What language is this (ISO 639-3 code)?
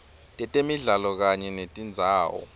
ssw